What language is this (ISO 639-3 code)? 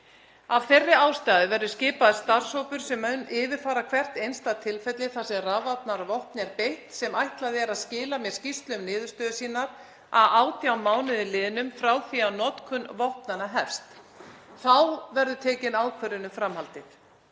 isl